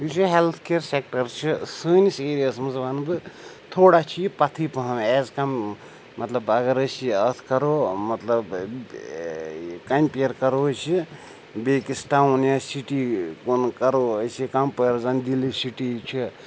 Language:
Kashmiri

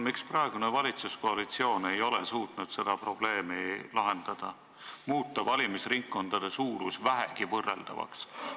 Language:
Estonian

